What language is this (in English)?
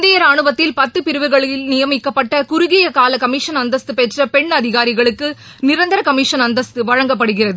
Tamil